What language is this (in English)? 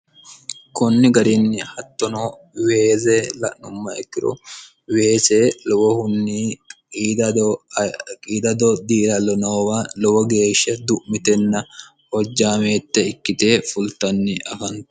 Sidamo